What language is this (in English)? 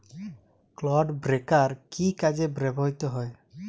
Bangla